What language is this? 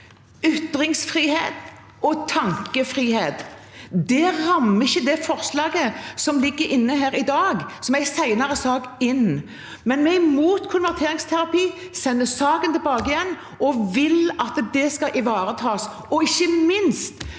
Norwegian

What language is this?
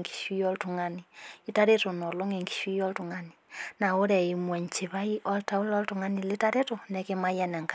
Masai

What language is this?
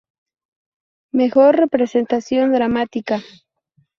Spanish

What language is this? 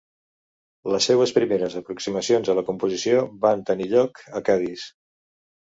Catalan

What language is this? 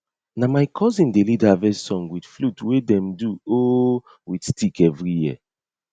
Nigerian Pidgin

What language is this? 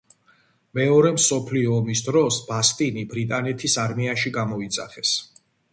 Georgian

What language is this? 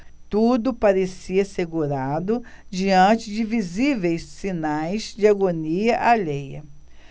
Portuguese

